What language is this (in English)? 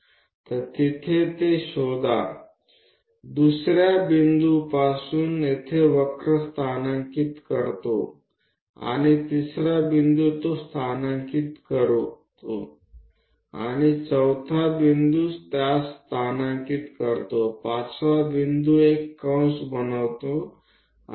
Gujarati